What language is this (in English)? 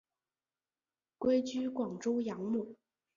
Chinese